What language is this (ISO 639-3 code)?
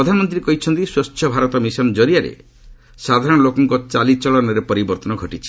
ori